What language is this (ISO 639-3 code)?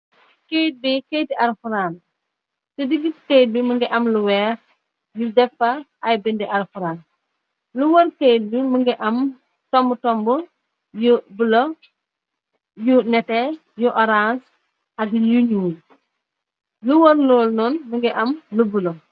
wol